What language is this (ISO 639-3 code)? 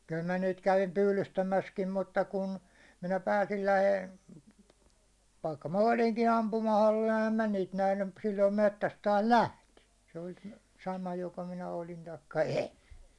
fin